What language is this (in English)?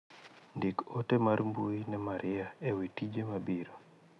Luo (Kenya and Tanzania)